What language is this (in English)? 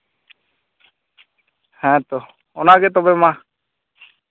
Santali